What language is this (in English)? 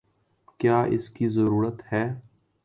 Urdu